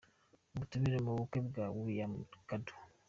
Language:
Kinyarwanda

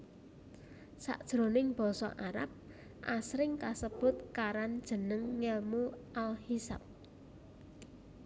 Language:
Javanese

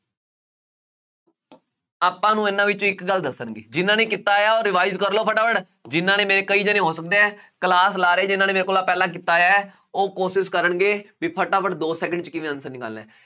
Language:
Punjabi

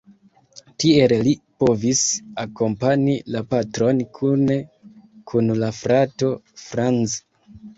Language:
Esperanto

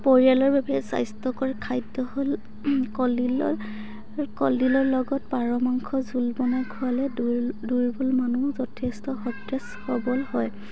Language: Assamese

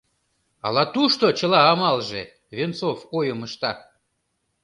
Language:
Mari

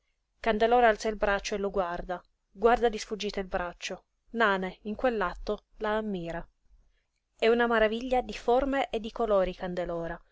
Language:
Italian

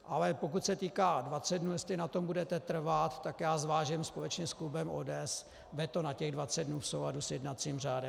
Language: Czech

